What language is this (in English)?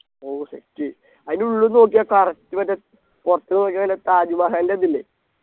Malayalam